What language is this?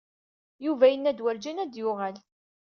Kabyle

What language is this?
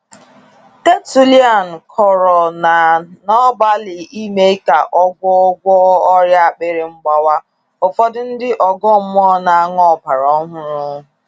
Igbo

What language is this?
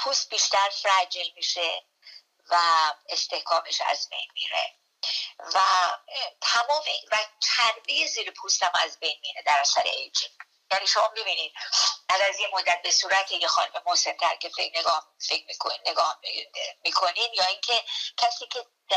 Persian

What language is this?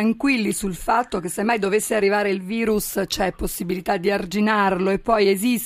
Italian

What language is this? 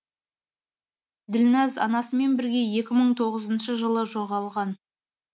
Kazakh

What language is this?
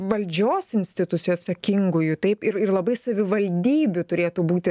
Lithuanian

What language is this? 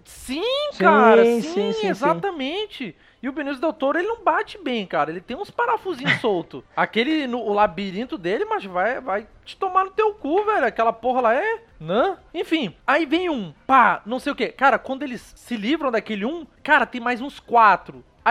Portuguese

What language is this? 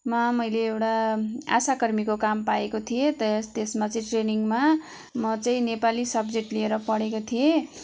Nepali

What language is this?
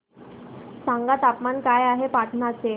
Marathi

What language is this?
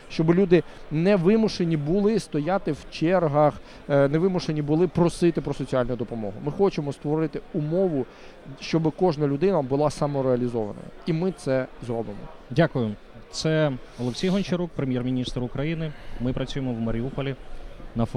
Ukrainian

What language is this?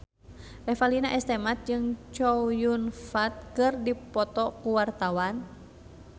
Sundanese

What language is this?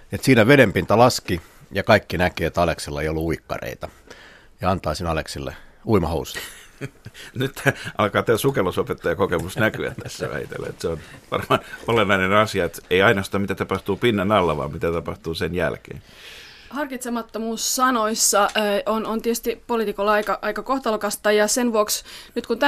Finnish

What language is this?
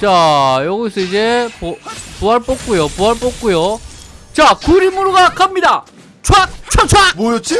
Korean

